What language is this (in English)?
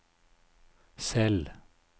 Norwegian